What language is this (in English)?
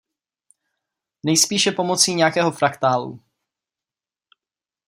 Czech